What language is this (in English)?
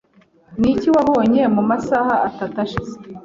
Kinyarwanda